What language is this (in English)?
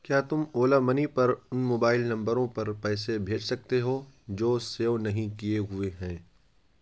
Urdu